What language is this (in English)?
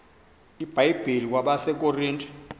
Xhosa